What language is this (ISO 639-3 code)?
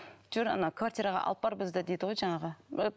kaz